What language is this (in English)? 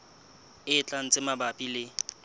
Southern Sotho